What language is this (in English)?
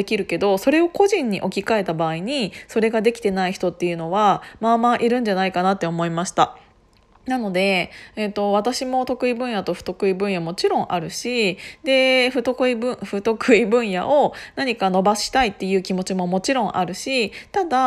Japanese